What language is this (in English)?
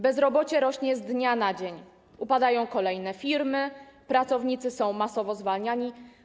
Polish